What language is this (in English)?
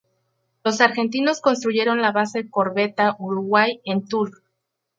Spanish